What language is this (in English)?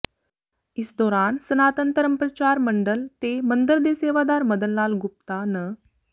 Punjabi